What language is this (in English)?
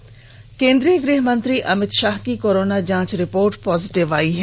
Hindi